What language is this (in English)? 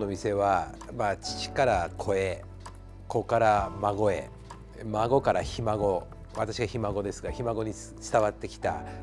Japanese